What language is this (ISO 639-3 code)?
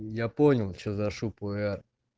rus